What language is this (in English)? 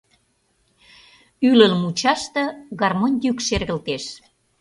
Mari